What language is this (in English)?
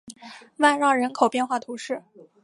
Chinese